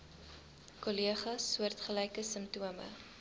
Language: Afrikaans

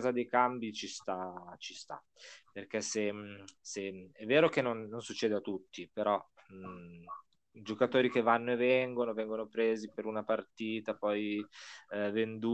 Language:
Italian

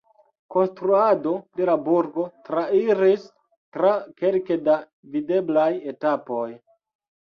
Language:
Esperanto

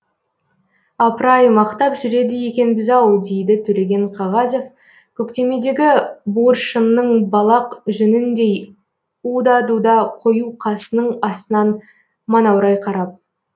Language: Kazakh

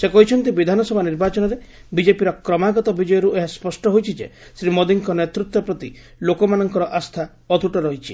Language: Odia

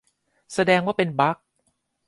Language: Thai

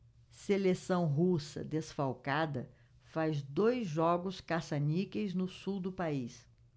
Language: Portuguese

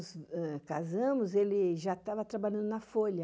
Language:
Portuguese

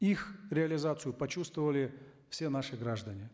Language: Kazakh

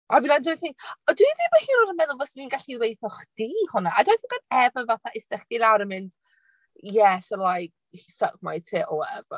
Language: Welsh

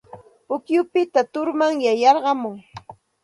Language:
Santa Ana de Tusi Pasco Quechua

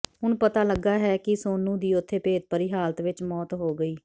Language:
Punjabi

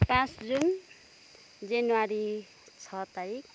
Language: Nepali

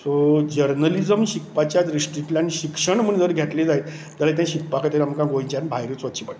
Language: Konkani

